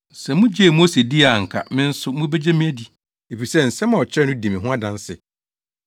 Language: Akan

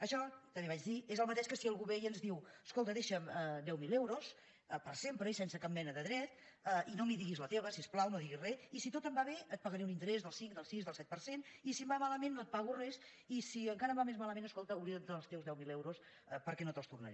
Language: Catalan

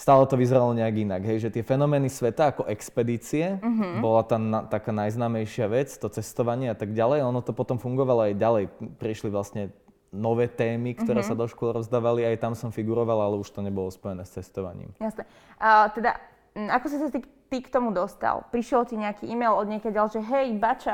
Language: Slovak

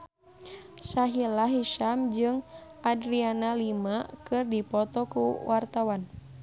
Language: Sundanese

